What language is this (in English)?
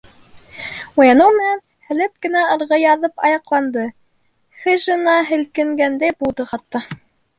Bashkir